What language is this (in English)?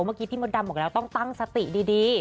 Thai